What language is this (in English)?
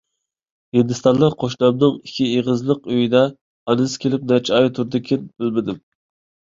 Uyghur